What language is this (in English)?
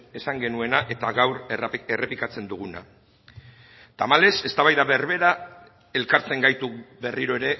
Basque